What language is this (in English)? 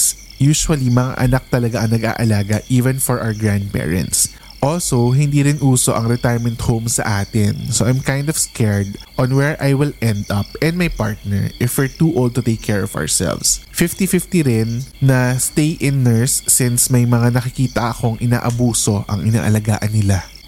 Filipino